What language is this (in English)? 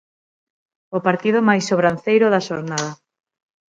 Galician